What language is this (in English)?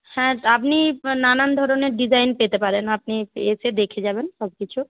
Bangla